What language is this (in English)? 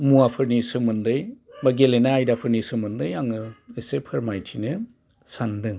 Bodo